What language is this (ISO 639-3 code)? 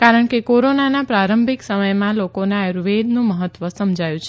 guj